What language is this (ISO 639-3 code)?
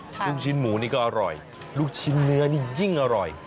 tha